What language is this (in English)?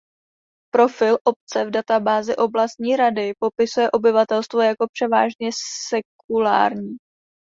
Czech